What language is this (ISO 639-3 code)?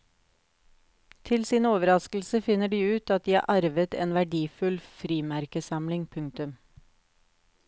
nor